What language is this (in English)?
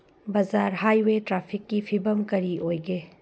Manipuri